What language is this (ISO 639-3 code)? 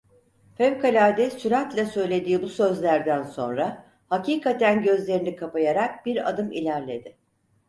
tur